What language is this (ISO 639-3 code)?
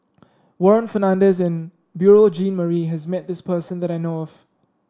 eng